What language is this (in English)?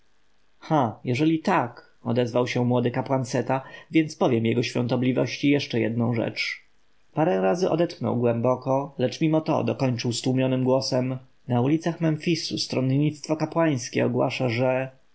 Polish